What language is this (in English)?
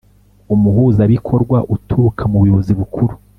Kinyarwanda